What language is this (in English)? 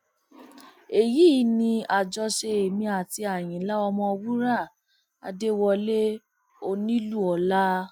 Yoruba